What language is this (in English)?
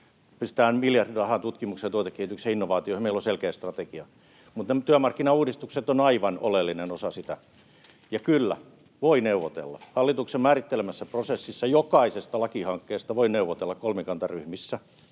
Finnish